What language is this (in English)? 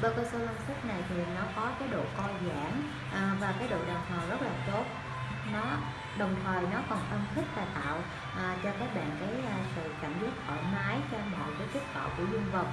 Vietnamese